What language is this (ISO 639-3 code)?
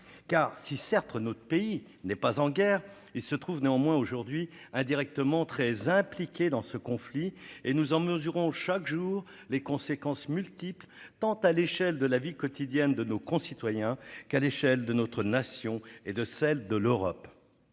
fra